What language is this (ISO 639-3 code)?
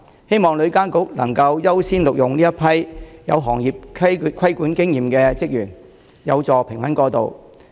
yue